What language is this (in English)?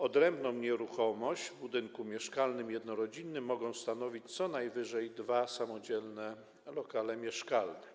Polish